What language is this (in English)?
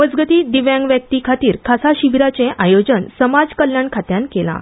Konkani